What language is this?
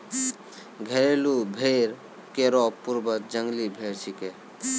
Maithili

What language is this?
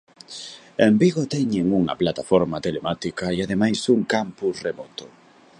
Galician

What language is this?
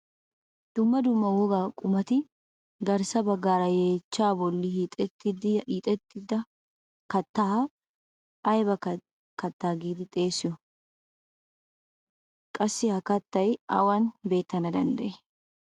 Wolaytta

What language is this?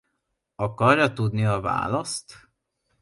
Hungarian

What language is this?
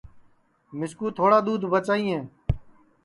Sansi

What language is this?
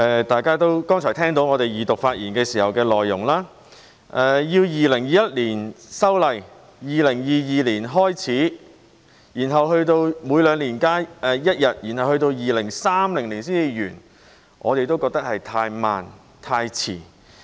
Cantonese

